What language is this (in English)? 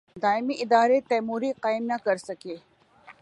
Urdu